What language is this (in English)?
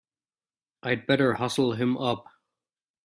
English